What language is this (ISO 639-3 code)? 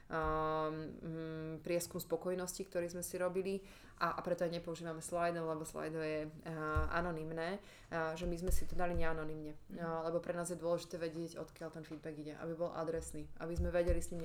slk